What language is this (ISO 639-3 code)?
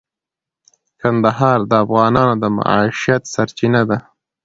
pus